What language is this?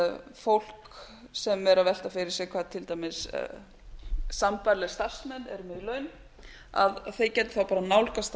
Icelandic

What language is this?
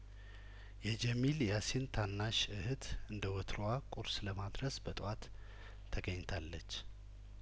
Amharic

